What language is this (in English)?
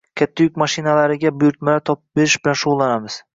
Uzbek